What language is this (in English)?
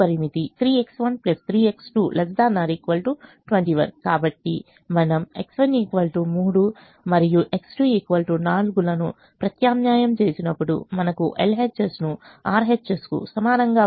Telugu